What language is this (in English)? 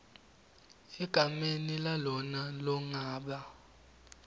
Swati